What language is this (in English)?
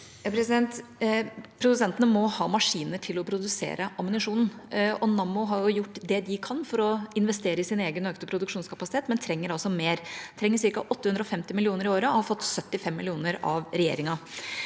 Norwegian